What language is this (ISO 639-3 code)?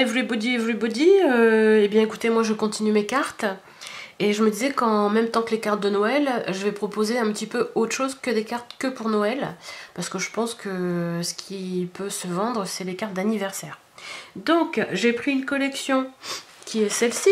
fra